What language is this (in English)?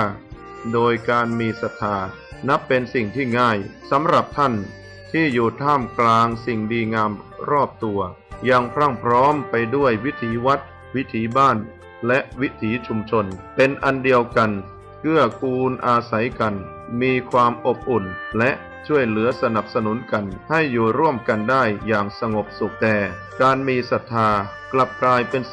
Thai